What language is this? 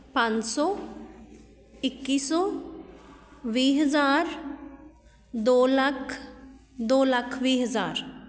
Punjabi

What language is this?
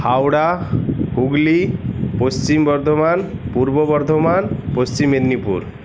Bangla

